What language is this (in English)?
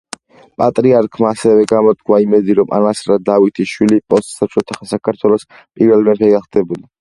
Georgian